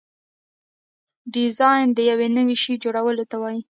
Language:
Pashto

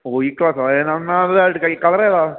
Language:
Malayalam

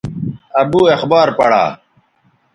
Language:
Bateri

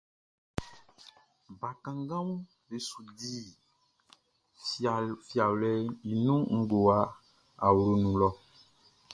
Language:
Baoulé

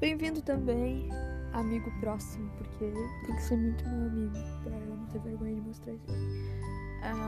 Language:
Portuguese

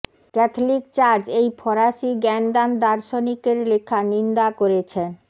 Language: Bangla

